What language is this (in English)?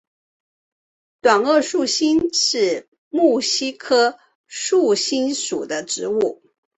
Chinese